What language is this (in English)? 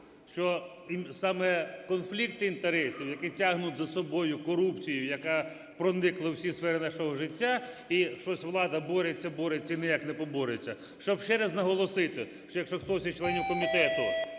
Ukrainian